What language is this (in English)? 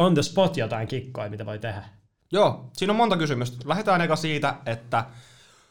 Finnish